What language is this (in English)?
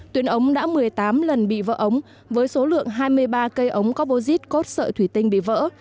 Vietnamese